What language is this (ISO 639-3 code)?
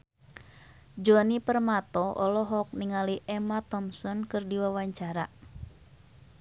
sun